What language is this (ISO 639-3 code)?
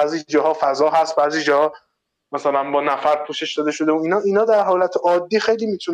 fas